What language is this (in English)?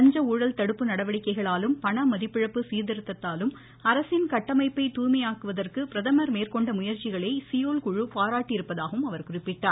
Tamil